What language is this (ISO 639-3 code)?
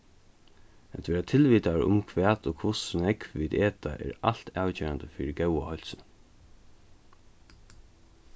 fao